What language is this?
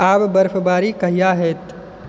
Maithili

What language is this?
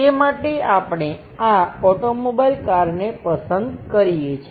Gujarati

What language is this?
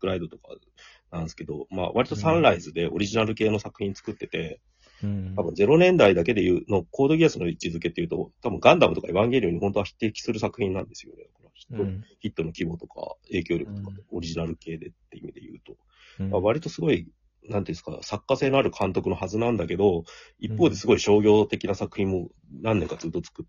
Japanese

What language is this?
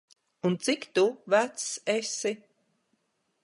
Latvian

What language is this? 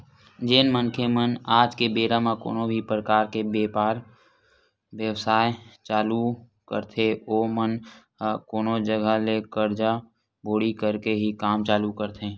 Chhattisgarhi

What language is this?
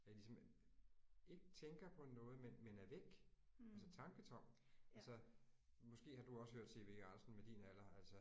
Danish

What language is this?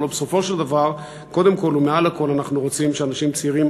Hebrew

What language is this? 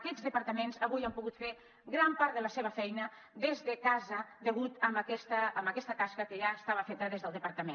Catalan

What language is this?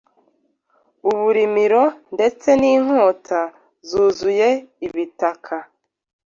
Kinyarwanda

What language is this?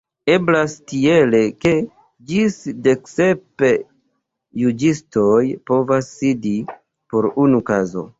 Esperanto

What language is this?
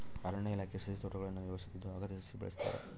Kannada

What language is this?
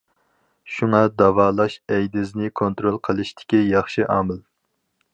Uyghur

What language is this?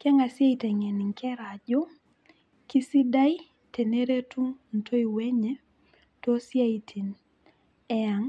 Masai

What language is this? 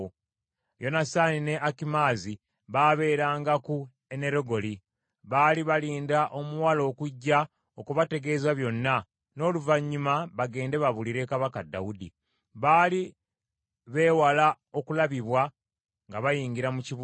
Ganda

